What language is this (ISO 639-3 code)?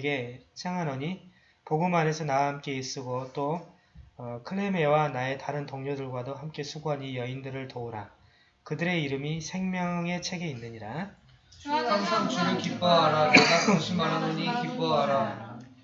kor